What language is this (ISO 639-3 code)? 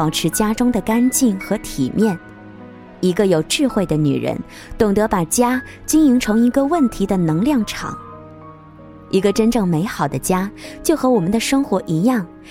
zho